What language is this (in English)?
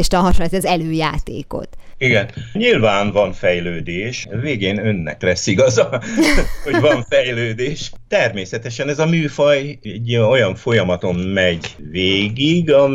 Hungarian